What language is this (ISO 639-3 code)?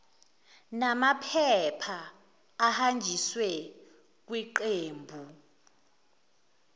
zul